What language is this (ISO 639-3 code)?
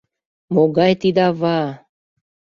chm